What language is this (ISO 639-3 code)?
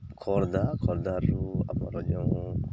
ori